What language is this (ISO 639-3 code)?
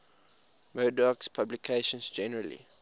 eng